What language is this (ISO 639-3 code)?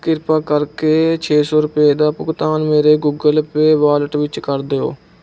pan